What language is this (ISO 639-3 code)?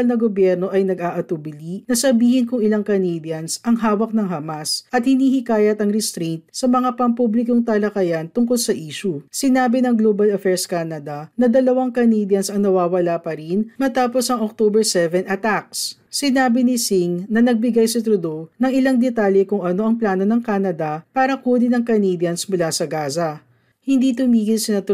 fil